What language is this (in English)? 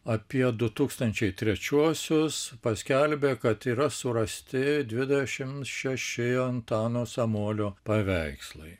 Lithuanian